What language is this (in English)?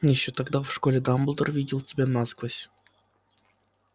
Russian